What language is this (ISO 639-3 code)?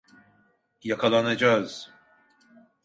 tur